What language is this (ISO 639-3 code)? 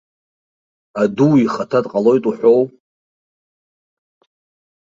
abk